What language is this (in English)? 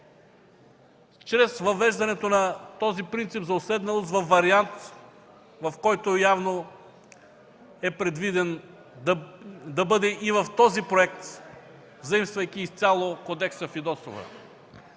Bulgarian